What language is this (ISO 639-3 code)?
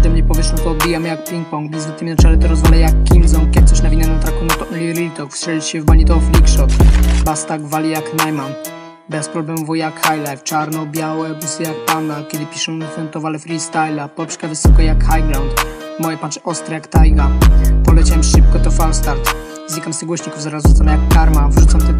pol